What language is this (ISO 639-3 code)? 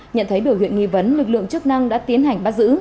vie